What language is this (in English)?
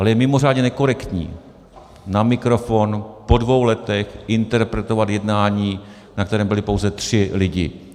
Czech